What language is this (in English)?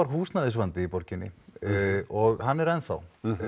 Icelandic